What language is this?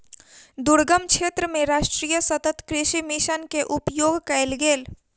Maithili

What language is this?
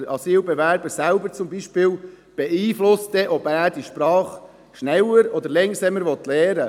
Swiss German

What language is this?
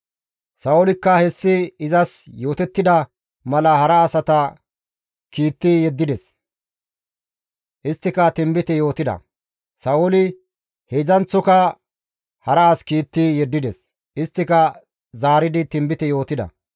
Gamo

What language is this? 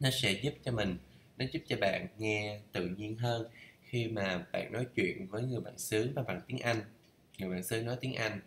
Vietnamese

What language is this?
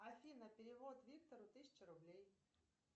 Russian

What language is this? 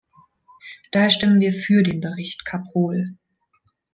German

